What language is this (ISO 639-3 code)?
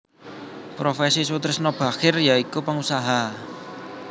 jav